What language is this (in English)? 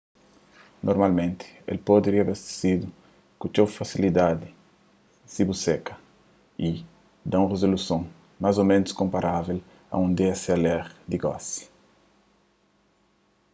Kabuverdianu